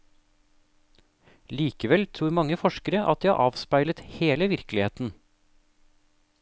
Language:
Norwegian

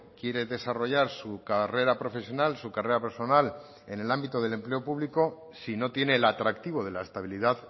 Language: Spanish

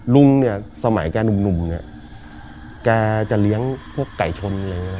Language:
Thai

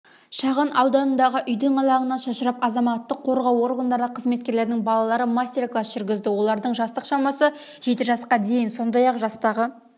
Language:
Kazakh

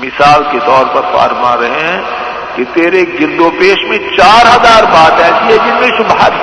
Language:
Urdu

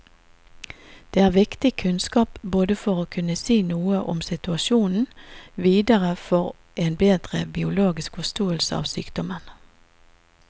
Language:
Norwegian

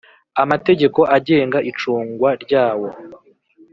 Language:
Kinyarwanda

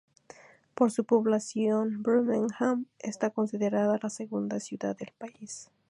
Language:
Spanish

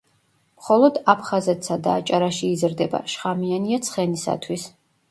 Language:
Georgian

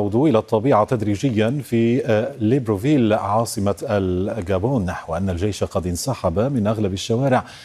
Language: Arabic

